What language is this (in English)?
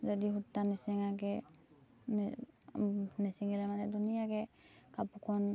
Assamese